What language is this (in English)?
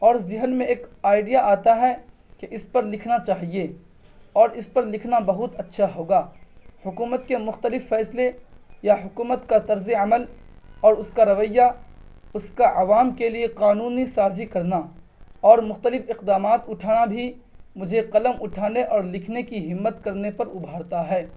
Urdu